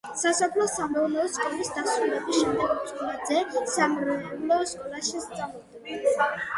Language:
Georgian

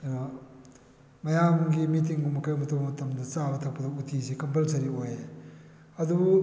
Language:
Manipuri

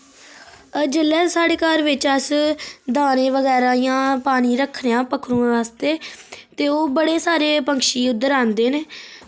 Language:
Dogri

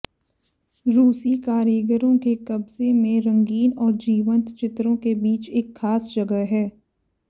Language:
Hindi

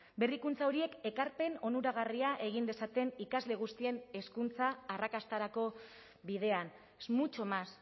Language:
Basque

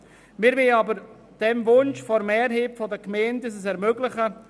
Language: Swiss German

